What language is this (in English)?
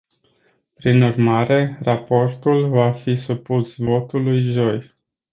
Romanian